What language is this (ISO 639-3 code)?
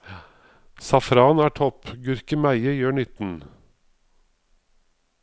nor